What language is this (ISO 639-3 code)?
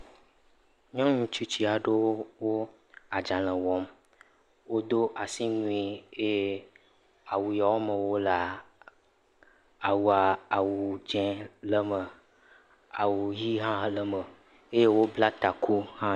ewe